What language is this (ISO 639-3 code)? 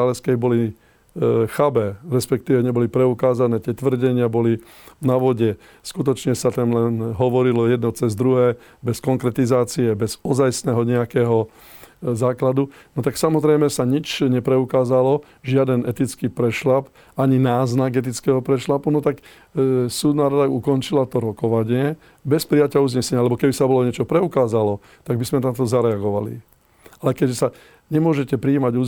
slk